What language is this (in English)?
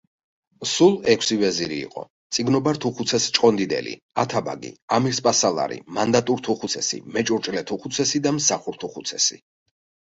Georgian